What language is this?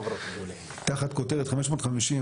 Hebrew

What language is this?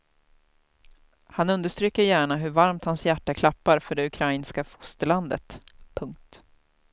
Swedish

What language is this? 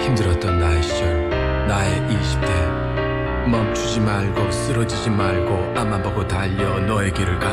Korean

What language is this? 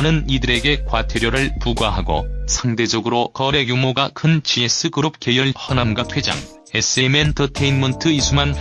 Korean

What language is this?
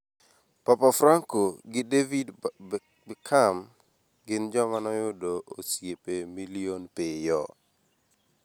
Luo (Kenya and Tanzania)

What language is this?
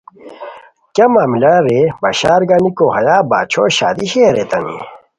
Khowar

